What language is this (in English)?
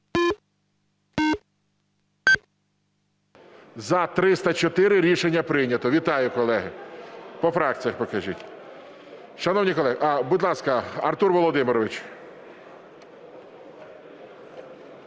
Ukrainian